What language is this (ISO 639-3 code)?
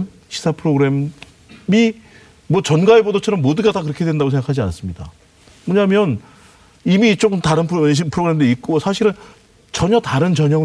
kor